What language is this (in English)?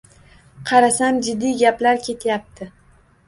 Uzbek